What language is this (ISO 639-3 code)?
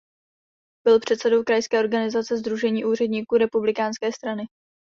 ces